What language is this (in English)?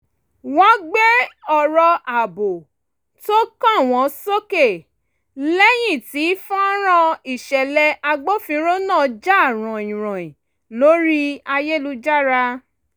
Yoruba